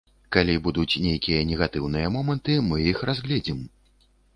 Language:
Belarusian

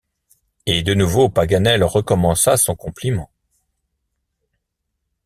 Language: French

